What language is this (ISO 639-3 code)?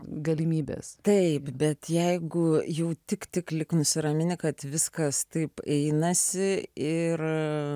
lit